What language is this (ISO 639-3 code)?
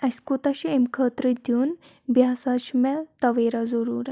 kas